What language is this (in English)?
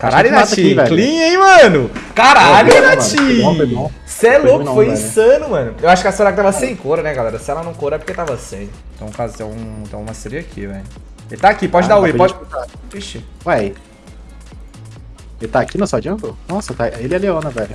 Portuguese